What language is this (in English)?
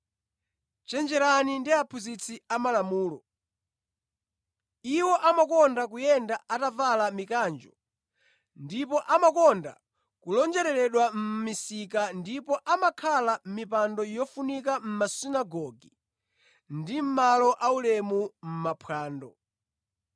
Nyanja